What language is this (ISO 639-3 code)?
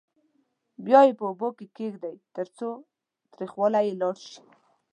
pus